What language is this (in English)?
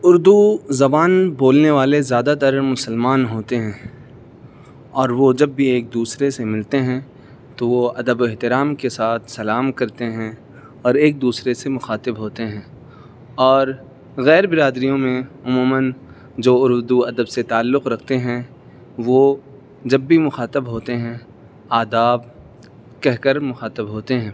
Urdu